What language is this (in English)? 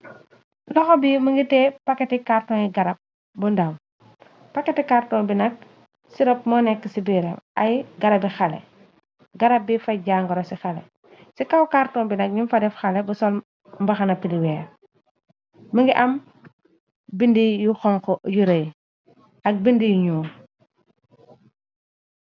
Wolof